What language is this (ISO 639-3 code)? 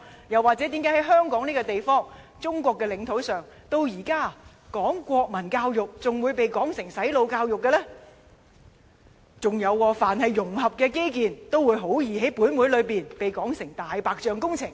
yue